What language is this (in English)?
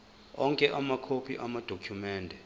Zulu